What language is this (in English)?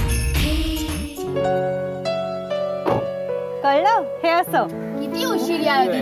Marathi